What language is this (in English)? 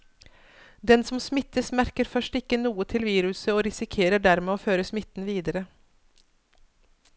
Norwegian